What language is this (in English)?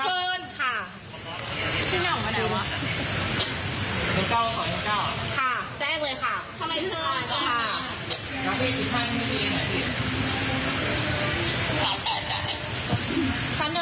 Thai